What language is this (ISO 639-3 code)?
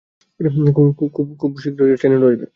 ben